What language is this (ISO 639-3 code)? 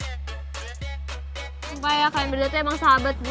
ind